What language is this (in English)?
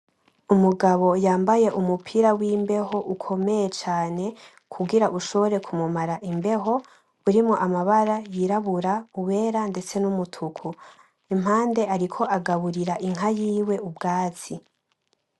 Rundi